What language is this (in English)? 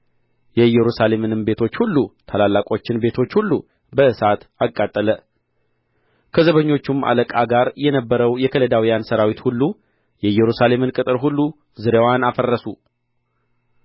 Amharic